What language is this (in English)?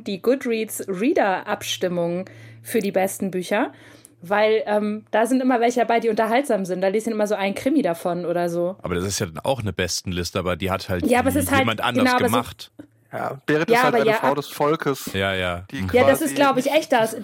German